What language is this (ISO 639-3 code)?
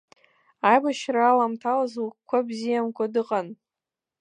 abk